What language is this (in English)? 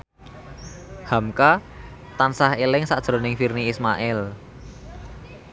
Javanese